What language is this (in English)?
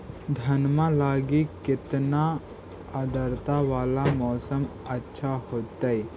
Magahi